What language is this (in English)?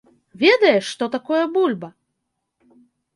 Belarusian